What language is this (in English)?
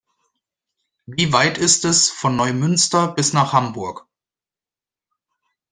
German